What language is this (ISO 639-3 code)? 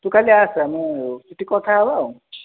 ori